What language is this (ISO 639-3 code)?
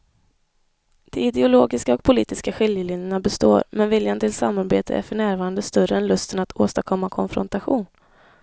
swe